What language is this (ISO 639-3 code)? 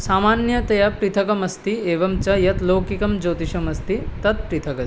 san